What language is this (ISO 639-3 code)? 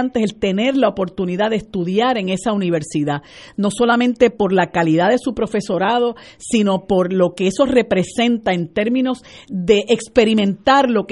spa